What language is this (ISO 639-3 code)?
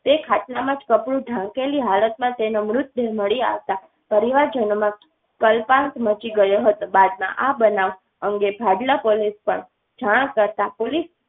guj